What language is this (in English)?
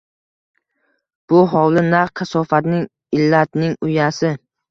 Uzbek